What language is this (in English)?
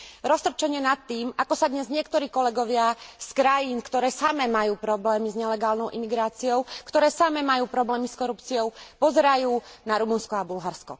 Slovak